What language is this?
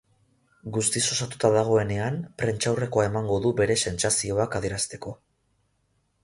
Basque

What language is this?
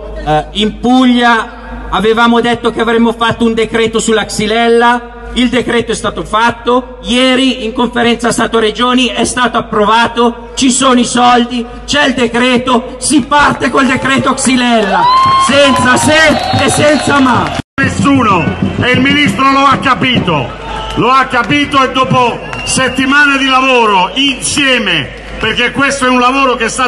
Italian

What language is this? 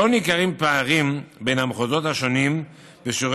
Hebrew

